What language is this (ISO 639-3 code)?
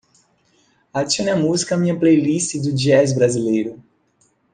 por